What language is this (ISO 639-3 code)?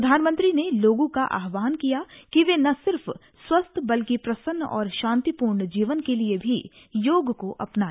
hin